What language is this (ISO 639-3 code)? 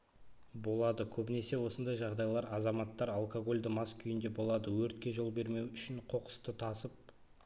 kaz